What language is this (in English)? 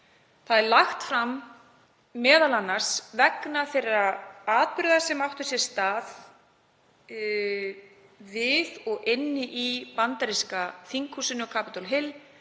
Icelandic